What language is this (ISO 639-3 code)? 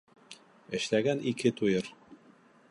bak